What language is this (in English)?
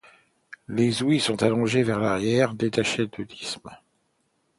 French